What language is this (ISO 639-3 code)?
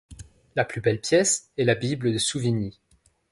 fra